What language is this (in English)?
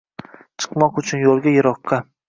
Uzbek